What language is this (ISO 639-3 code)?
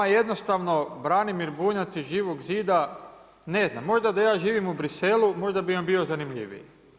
hrv